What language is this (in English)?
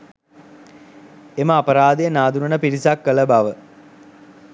Sinhala